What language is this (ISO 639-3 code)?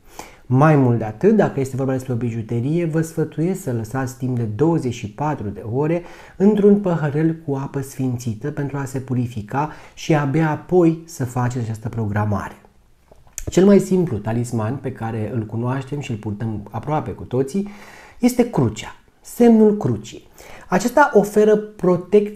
ron